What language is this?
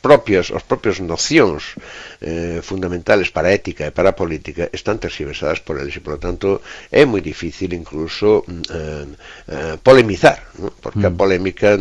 Spanish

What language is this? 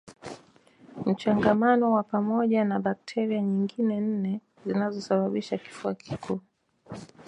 Swahili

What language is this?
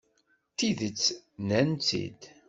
Kabyle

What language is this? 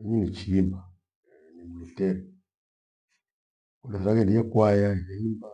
Gweno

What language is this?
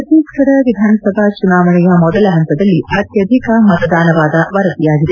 Kannada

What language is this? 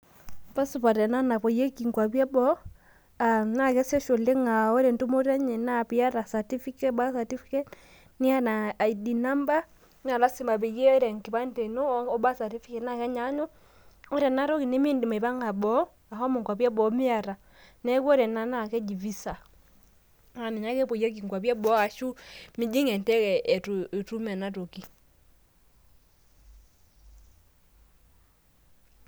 Masai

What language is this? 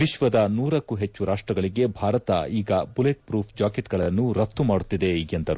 Kannada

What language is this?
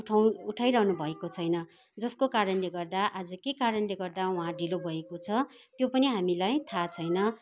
Nepali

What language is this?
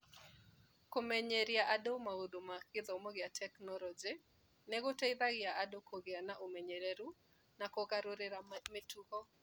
Kikuyu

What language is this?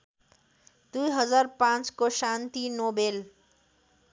Nepali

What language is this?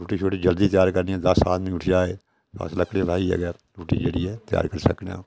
Dogri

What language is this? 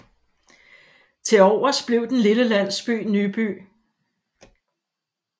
Danish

